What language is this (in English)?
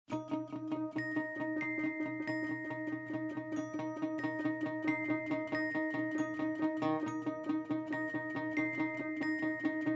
English